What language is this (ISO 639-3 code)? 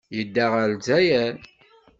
kab